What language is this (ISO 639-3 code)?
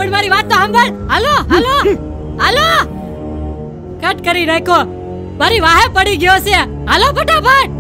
tha